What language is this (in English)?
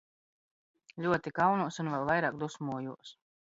Latvian